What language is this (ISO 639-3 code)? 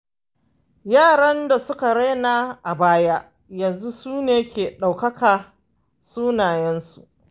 hau